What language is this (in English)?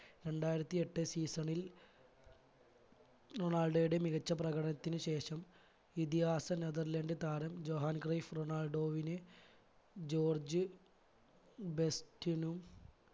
Malayalam